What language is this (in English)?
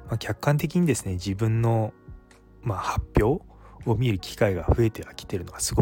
Japanese